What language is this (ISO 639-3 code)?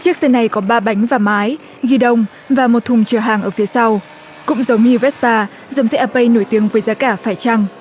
vie